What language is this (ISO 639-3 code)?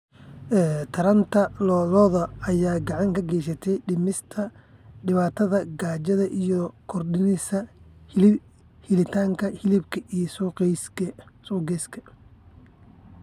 som